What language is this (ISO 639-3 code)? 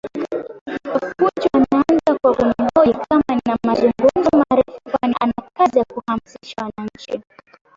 swa